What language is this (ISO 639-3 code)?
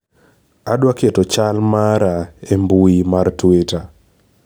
luo